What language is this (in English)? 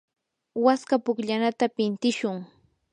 Yanahuanca Pasco Quechua